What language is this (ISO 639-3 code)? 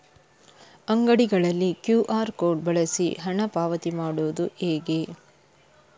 kan